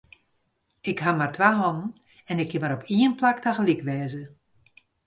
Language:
Western Frisian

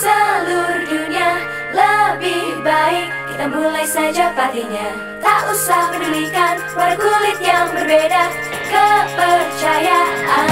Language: Indonesian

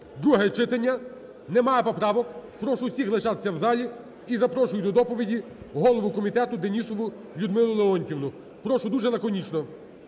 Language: Ukrainian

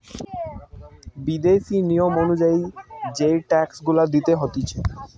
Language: Bangla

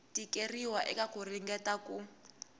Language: Tsonga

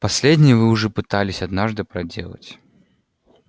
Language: Russian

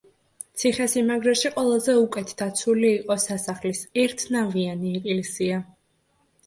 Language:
Georgian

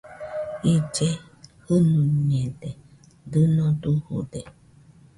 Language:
Nüpode Huitoto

